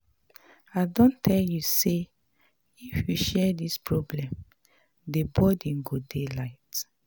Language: Nigerian Pidgin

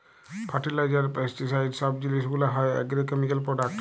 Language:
Bangla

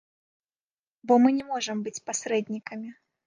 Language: Belarusian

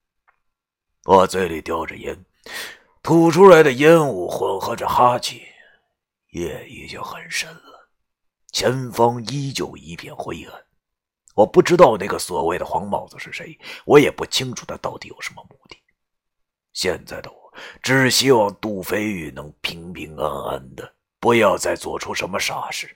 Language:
Chinese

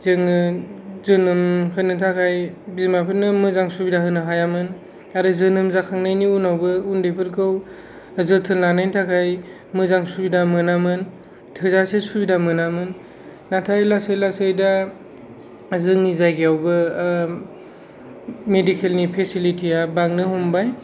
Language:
Bodo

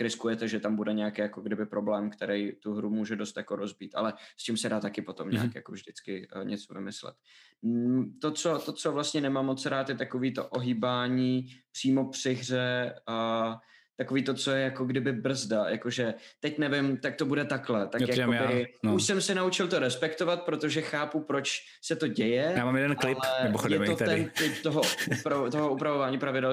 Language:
Czech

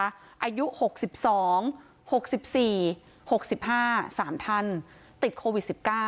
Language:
Thai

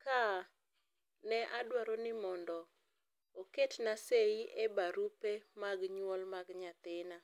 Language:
Luo (Kenya and Tanzania)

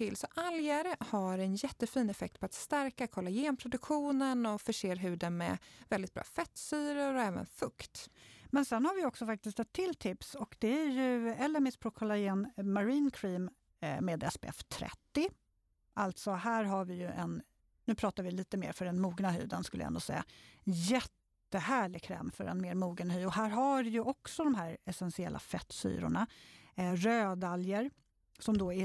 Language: Swedish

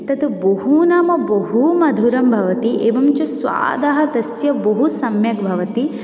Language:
Sanskrit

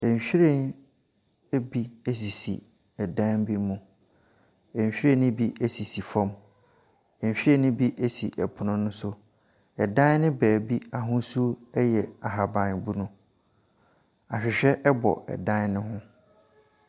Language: Akan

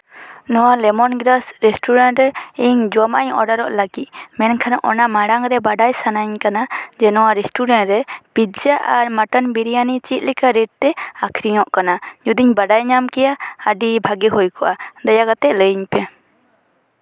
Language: Santali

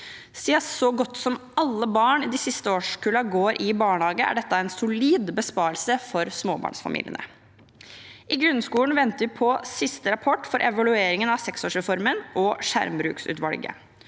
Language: Norwegian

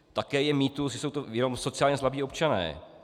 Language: Czech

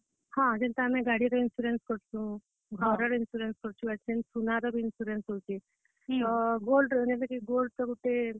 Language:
Odia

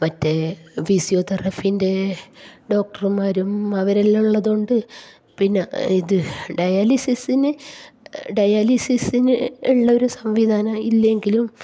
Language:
Malayalam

